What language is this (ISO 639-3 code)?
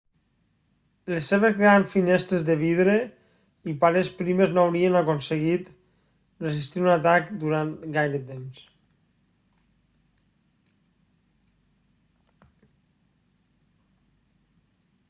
cat